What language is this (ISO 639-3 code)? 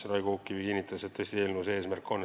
est